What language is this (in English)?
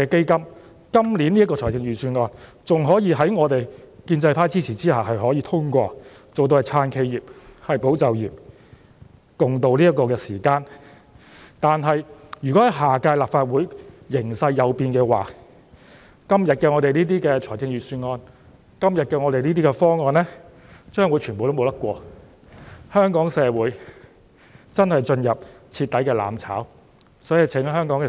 Cantonese